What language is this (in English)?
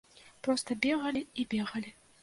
Belarusian